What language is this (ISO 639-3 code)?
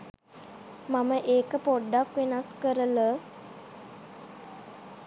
sin